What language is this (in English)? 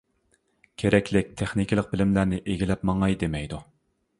Uyghur